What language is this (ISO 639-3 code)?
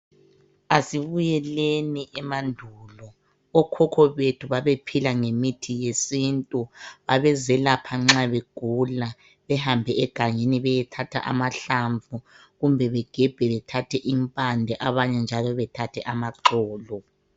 nde